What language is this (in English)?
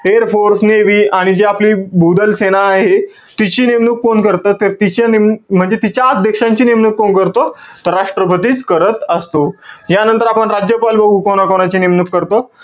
Marathi